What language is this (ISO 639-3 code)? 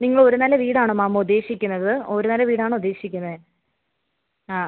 mal